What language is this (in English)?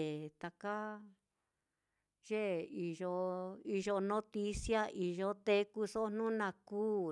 Mitlatongo Mixtec